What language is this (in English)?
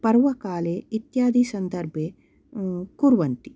Sanskrit